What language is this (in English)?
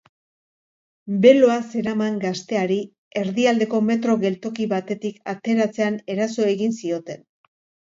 Basque